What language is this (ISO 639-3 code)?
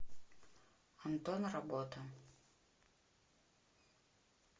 rus